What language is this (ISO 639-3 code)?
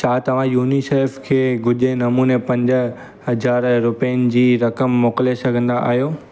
snd